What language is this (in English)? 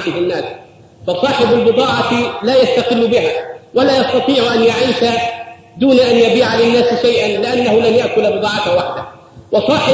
Arabic